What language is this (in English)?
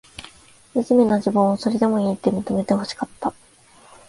Japanese